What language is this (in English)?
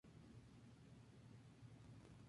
Spanish